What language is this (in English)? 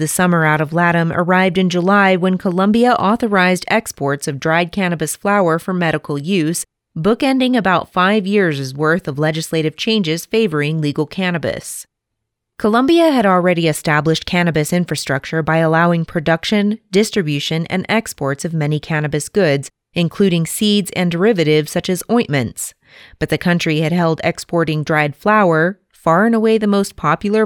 English